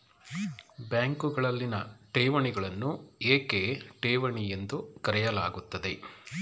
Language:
Kannada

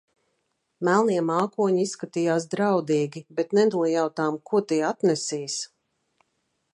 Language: Latvian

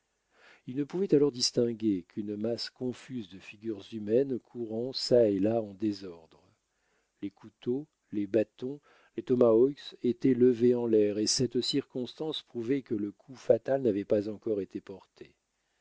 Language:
French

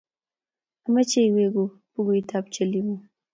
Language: Kalenjin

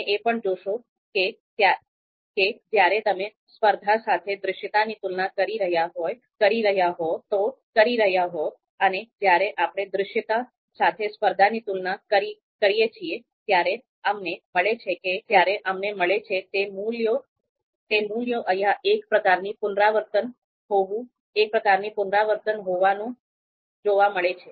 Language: Gujarati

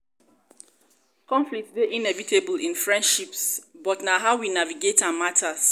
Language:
Nigerian Pidgin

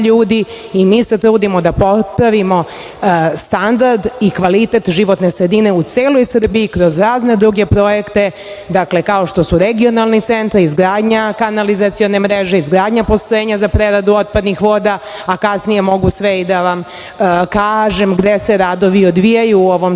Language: Serbian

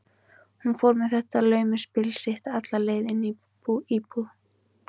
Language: Icelandic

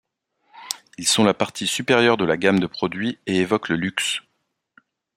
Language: French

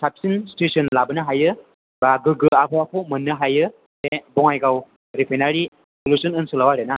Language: Bodo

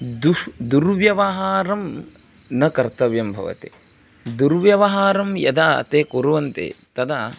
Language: Sanskrit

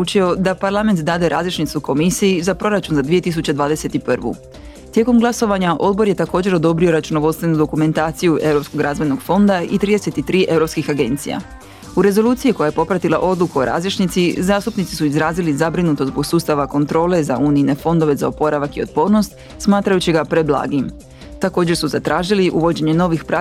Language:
Croatian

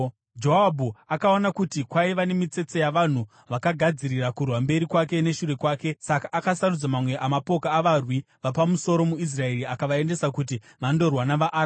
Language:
Shona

